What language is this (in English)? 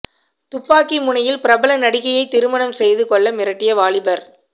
Tamil